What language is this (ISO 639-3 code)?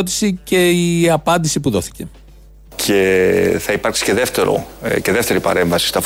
ell